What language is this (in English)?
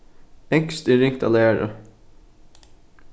Faroese